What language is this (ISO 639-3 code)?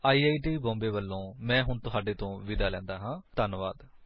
pan